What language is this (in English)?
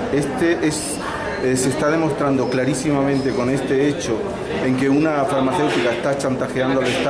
Spanish